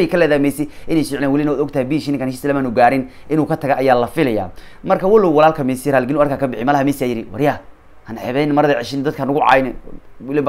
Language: Arabic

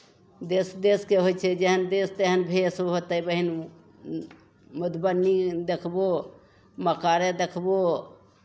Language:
Maithili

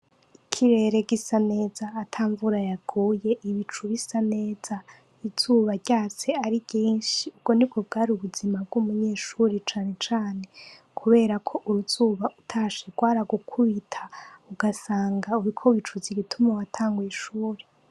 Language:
Rundi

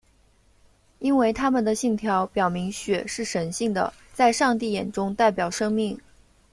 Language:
Chinese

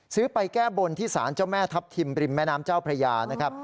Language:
Thai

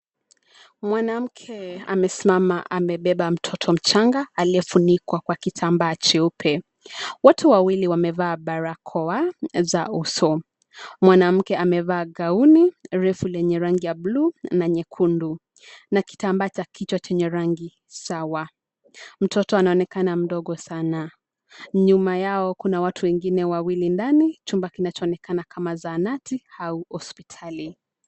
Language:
Swahili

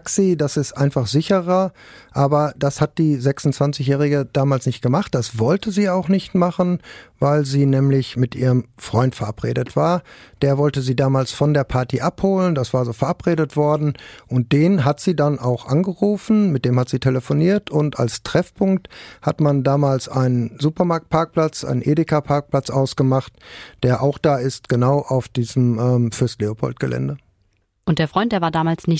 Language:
German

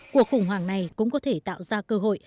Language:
Vietnamese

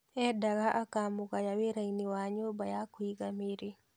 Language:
Kikuyu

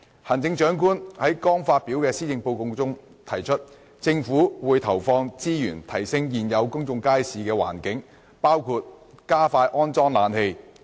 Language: Cantonese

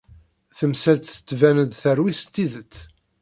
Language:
Kabyle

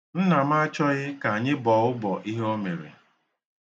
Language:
Igbo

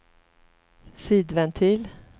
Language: Swedish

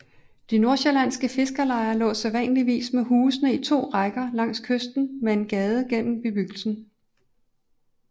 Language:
Danish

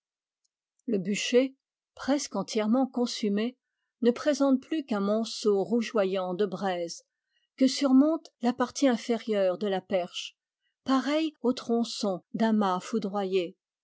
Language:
French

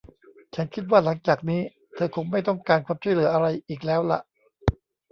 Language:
Thai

